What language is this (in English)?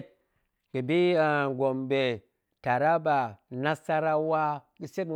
Goemai